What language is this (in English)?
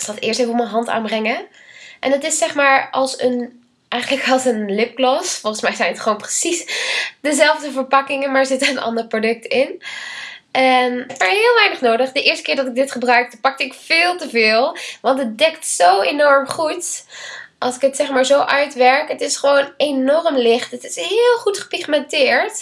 Dutch